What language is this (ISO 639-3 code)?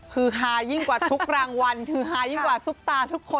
tha